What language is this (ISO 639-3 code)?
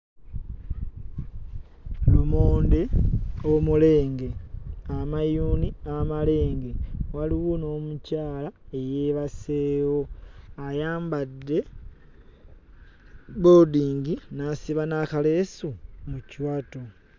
lug